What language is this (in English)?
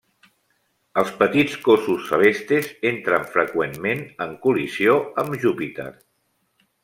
Catalan